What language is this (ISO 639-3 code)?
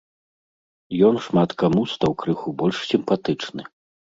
bel